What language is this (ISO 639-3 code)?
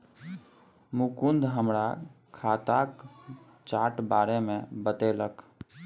mai